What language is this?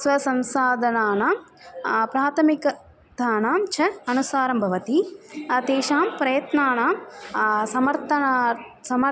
Sanskrit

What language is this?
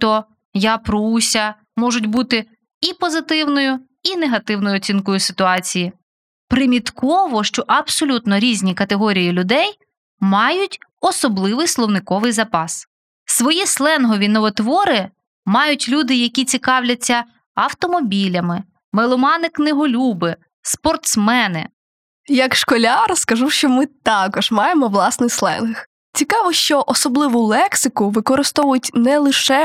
Ukrainian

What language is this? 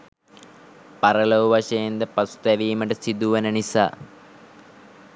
Sinhala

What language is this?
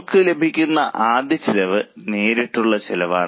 Malayalam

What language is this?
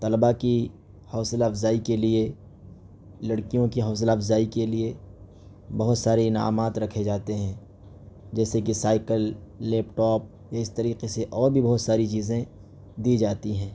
Urdu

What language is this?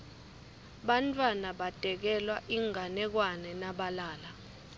Swati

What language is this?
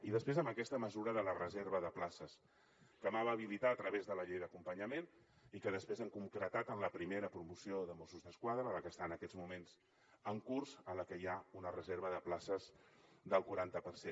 Catalan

